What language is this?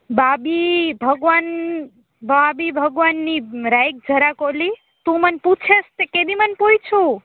Gujarati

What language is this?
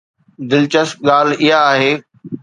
Sindhi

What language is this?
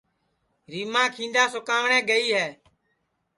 Sansi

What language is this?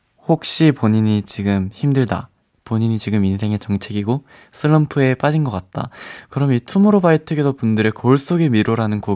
Korean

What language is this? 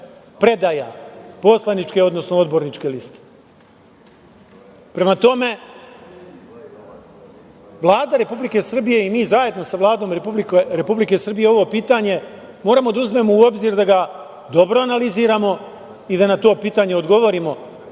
Serbian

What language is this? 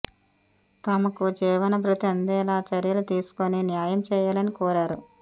Telugu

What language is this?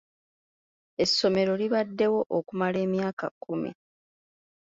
Ganda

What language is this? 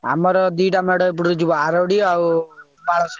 Odia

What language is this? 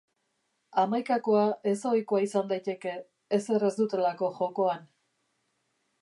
Basque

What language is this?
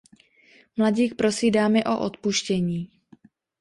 Czech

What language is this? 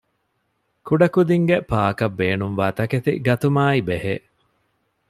Divehi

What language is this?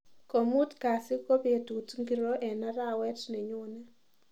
Kalenjin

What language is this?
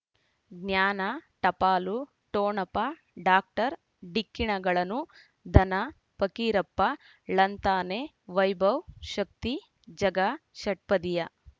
Kannada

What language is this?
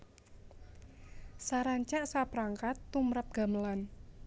Javanese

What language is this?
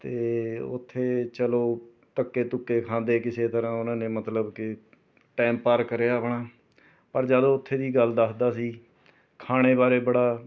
Punjabi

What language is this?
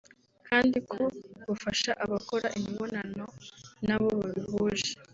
Kinyarwanda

